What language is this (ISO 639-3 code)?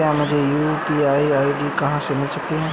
hin